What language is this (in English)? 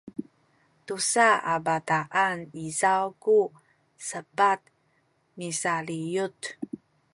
Sakizaya